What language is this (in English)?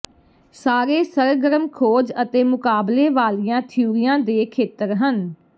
Punjabi